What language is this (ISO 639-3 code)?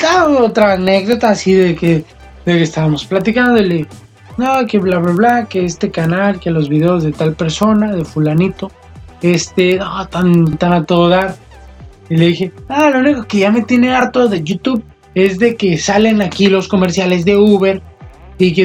spa